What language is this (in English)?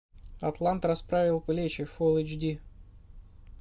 Russian